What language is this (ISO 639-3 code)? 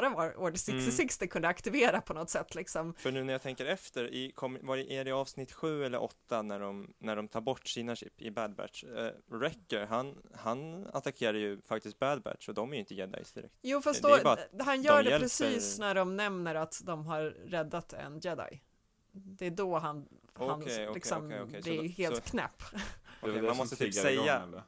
swe